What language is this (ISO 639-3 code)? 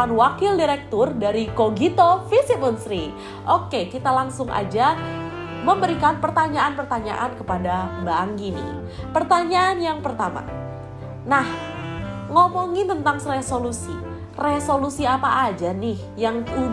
ind